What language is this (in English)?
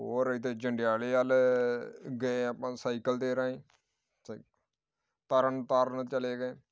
Punjabi